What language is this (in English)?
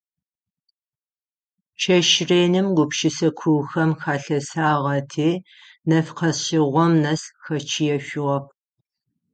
Adyghe